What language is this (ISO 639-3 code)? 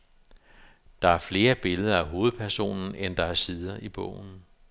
dan